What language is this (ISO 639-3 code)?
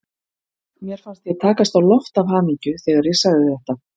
isl